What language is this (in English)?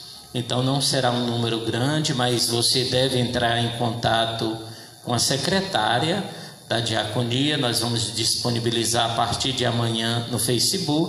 Portuguese